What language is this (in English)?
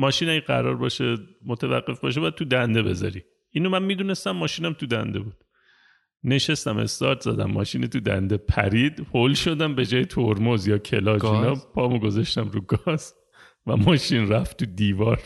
Persian